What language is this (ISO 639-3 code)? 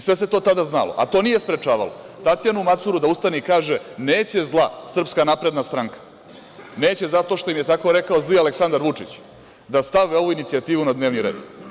srp